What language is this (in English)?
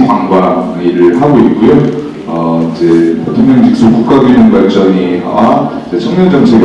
Korean